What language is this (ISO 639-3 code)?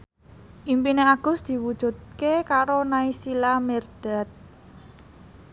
jav